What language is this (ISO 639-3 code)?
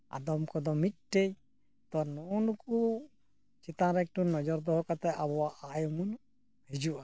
sat